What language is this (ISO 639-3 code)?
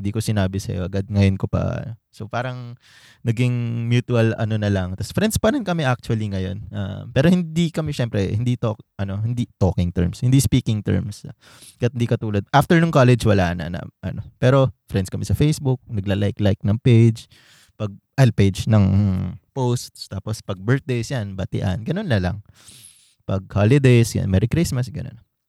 fil